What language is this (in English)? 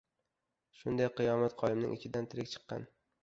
Uzbek